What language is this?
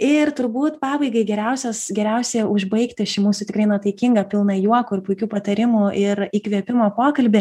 Lithuanian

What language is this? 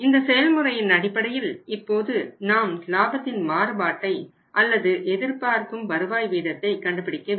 Tamil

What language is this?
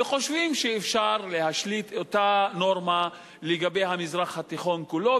Hebrew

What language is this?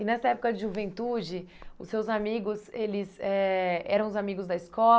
Portuguese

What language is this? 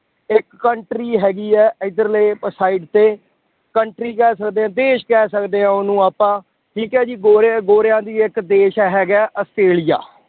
Punjabi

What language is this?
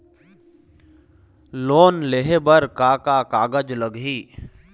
Chhattisgarhi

